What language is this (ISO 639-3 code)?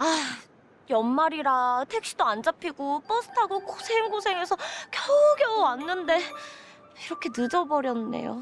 kor